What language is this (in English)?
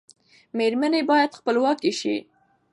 Pashto